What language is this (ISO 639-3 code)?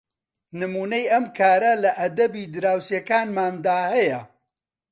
ckb